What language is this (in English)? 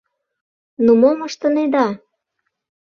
Mari